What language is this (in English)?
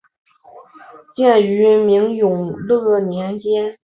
Chinese